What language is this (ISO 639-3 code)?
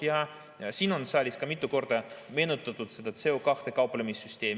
est